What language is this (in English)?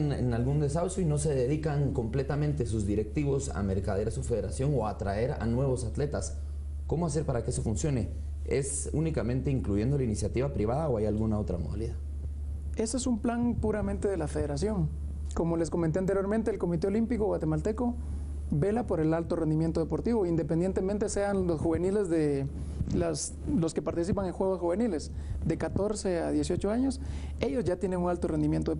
Spanish